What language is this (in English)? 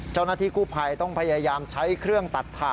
Thai